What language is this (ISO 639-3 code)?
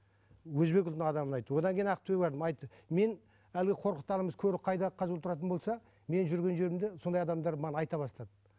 kaz